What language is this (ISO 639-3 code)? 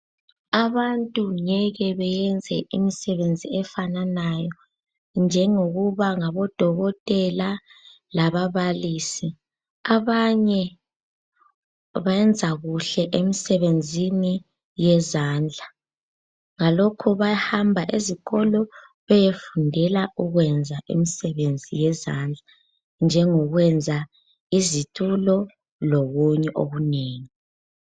nde